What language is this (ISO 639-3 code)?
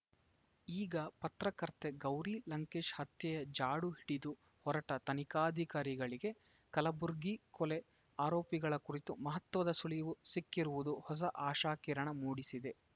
kan